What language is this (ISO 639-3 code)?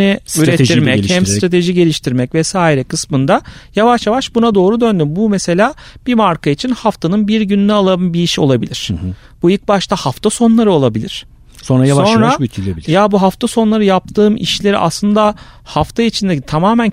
tur